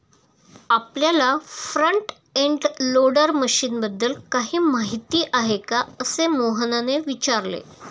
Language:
Marathi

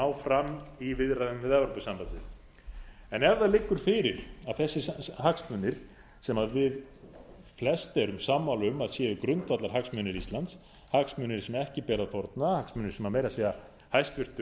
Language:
Icelandic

